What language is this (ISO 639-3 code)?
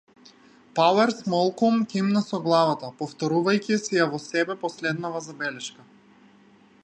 mkd